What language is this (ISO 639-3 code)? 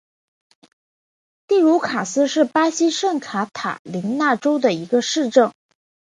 zho